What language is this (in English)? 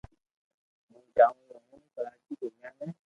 Loarki